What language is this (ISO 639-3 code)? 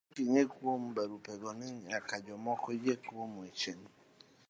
luo